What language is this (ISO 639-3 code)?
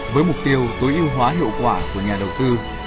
vie